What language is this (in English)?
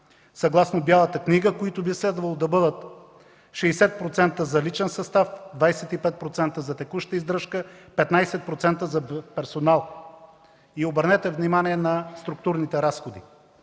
Bulgarian